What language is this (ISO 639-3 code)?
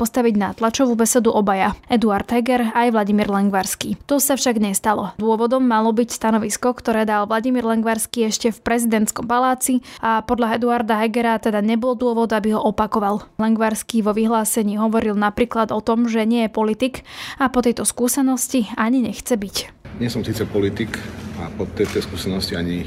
slk